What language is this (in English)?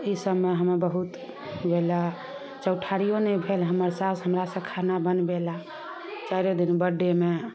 Maithili